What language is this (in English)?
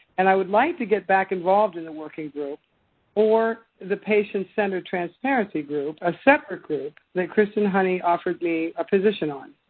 English